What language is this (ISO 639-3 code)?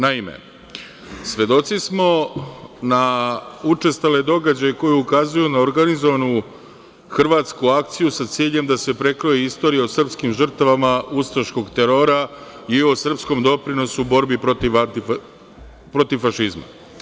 srp